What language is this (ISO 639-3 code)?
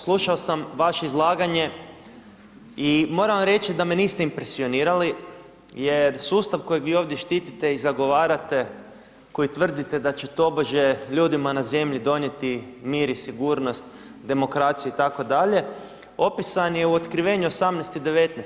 hrv